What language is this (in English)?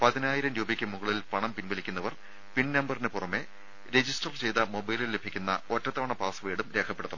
Malayalam